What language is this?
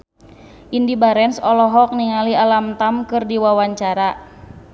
Sundanese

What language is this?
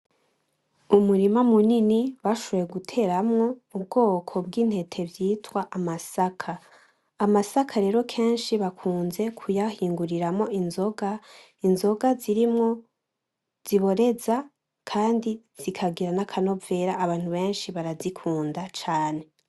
Rundi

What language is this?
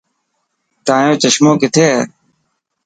Dhatki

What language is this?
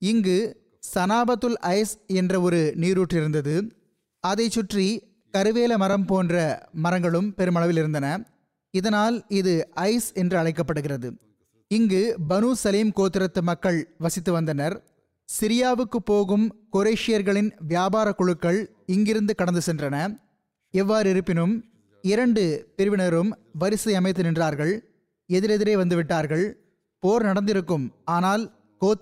Tamil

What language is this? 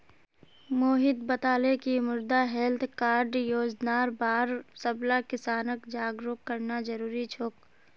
Magahi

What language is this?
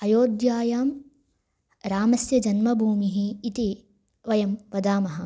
Sanskrit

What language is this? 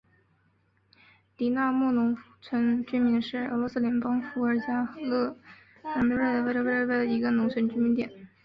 Chinese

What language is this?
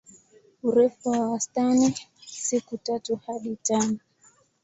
Swahili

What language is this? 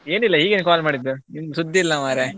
Kannada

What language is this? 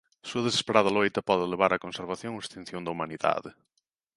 Galician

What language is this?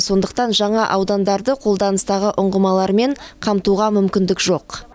Kazakh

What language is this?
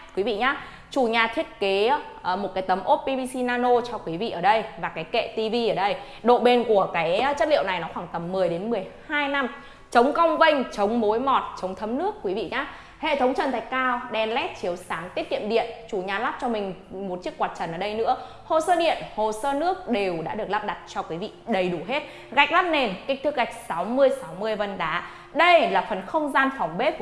Vietnamese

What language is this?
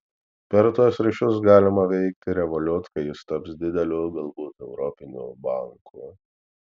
Lithuanian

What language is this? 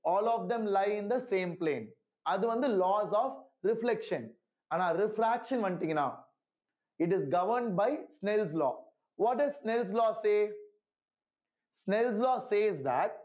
Tamil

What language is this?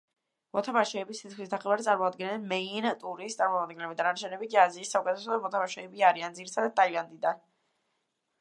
Georgian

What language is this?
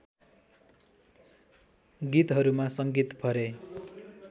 Nepali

